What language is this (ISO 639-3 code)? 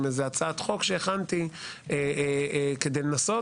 heb